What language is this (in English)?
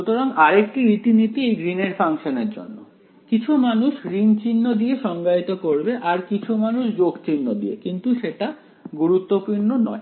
Bangla